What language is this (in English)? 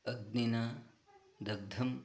Sanskrit